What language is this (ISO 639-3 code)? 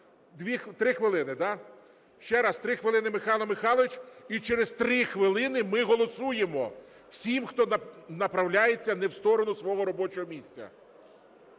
ukr